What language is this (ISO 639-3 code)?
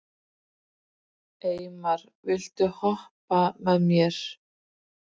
isl